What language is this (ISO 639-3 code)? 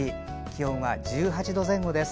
jpn